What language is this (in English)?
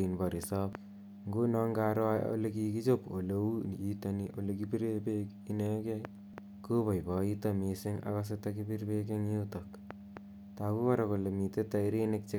Kalenjin